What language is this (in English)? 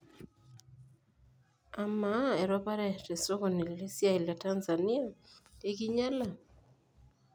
Masai